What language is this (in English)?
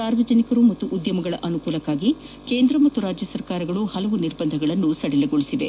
Kannada